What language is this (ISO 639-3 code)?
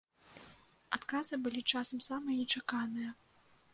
bel